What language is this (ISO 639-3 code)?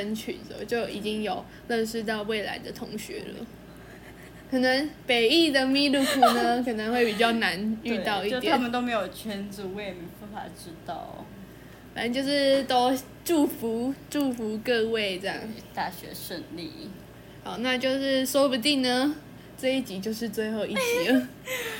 zho